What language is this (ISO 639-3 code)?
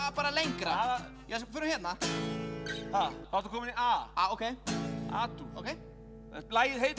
isl